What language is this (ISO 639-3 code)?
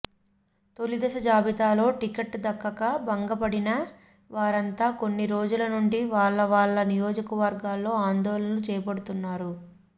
tel